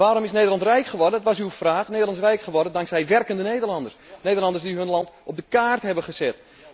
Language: Dutch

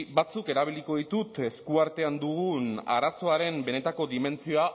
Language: Basque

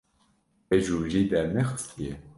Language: Kurdish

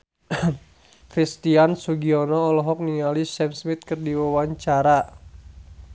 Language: Sundanese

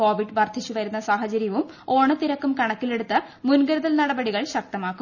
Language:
Malayalam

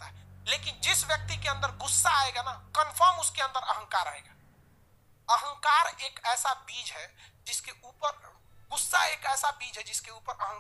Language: Hindi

